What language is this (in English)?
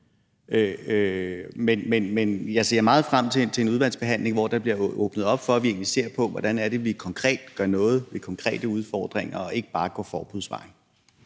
Danish